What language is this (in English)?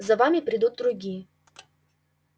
Russian